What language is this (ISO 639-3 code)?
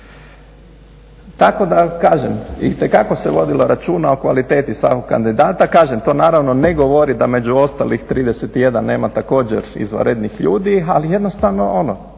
hrv